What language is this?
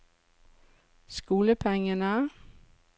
Norwegian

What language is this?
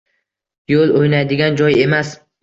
Uzbek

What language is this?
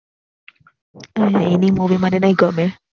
Gujarati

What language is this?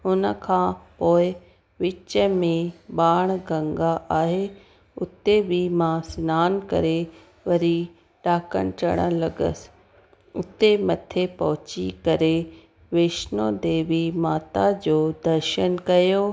Sindhi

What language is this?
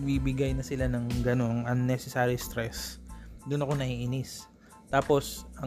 Filipino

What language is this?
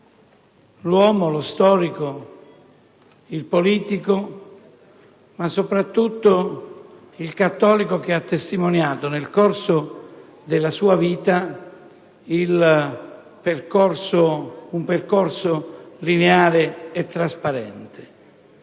Italian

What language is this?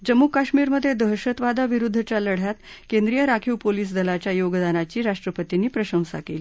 Marathi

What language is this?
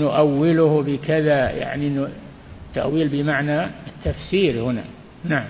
Arabic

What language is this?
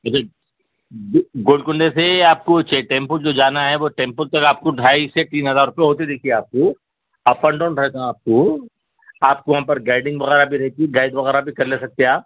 Urdu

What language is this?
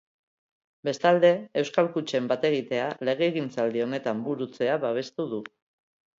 Basque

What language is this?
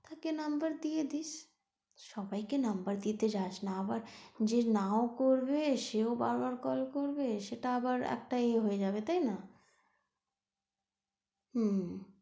Bangla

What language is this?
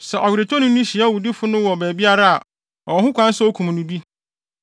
Akan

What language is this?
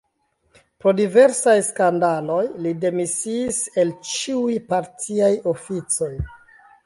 Esperanto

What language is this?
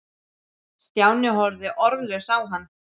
Icelandic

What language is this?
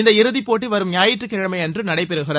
Tamil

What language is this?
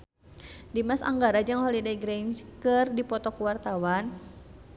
Sundanese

